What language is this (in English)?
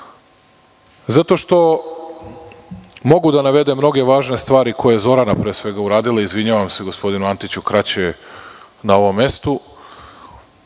Serbian